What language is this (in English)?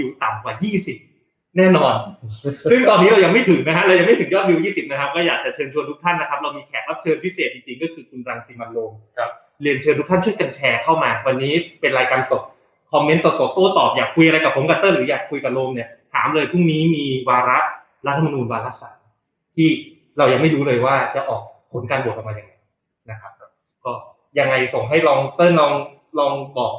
Thai